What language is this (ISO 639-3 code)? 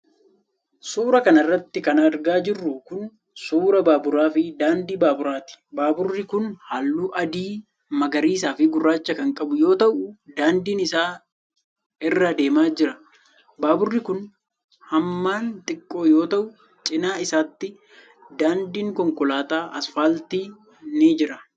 orm